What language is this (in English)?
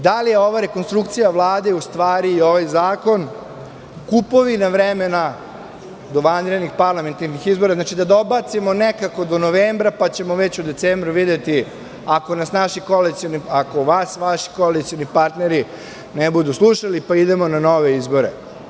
Serbian